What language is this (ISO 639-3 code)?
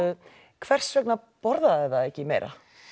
isl